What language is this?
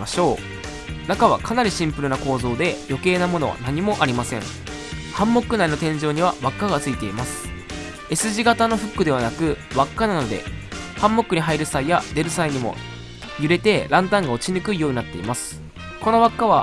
Japanese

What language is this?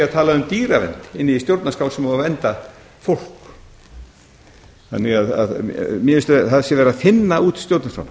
Icelandic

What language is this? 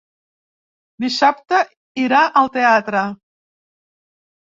Catalan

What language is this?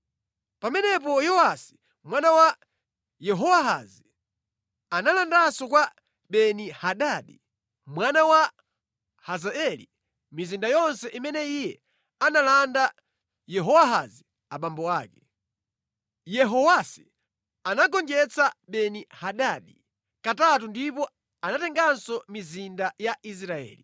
Nyanja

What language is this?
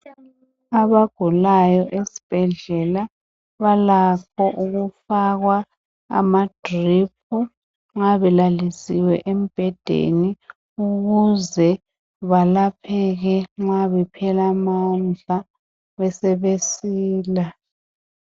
North Ndebele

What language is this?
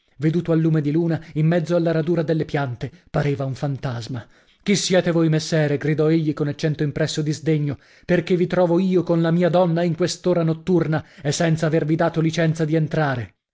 Italian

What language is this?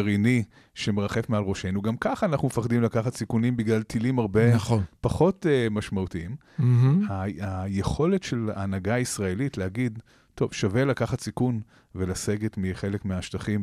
Hebrew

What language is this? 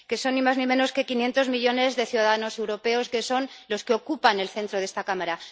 Spanish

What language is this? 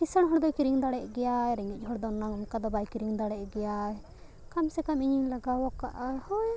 Santali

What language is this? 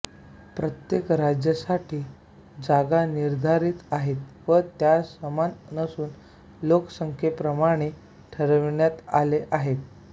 Marathi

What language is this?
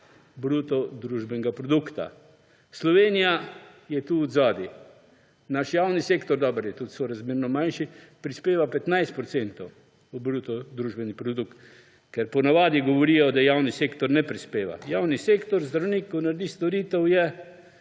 Slovenian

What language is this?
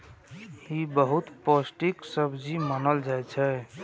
Maithili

